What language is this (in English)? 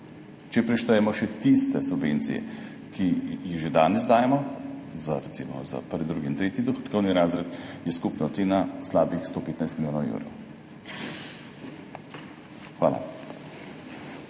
Slovenian